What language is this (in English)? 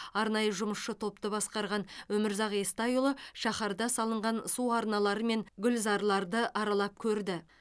Kazakh